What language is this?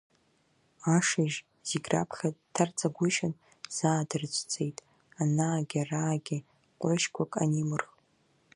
Abkhazian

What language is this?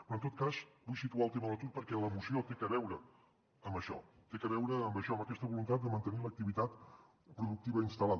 Catalan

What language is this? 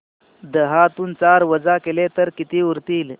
Marathi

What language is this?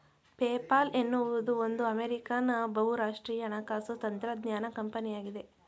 Kannada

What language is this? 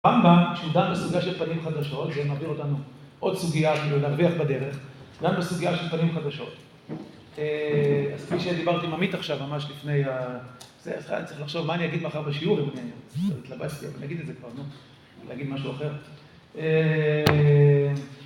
Hebrew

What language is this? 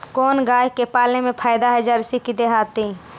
Magahi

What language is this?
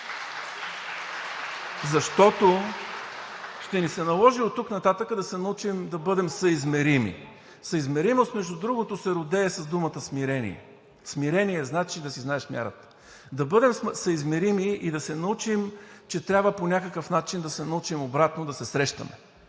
Bulgarian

